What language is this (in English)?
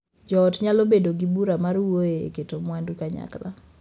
Luo (Kenya and Tanzania)